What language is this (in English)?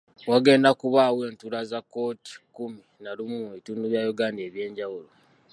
Ganda